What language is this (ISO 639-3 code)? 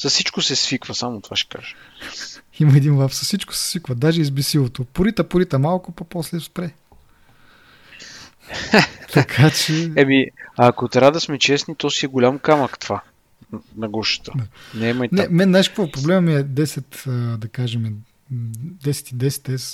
bul